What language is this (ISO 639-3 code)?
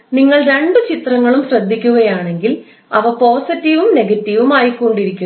mal